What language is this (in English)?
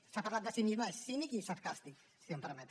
Catalan